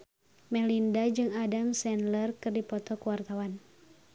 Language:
Sundanese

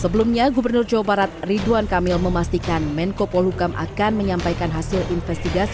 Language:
Indonesian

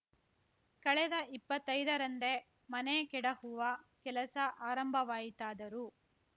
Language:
Kannada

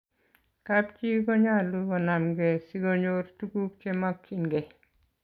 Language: Kalenjin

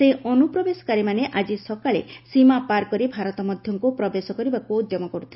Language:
Odia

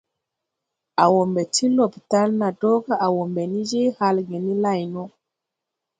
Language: Tupuri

